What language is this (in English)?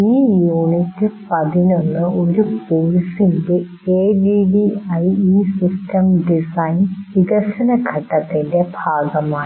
Malayalam